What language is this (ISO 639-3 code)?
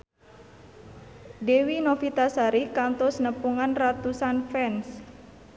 sun